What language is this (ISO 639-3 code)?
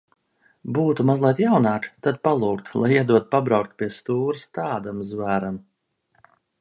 lav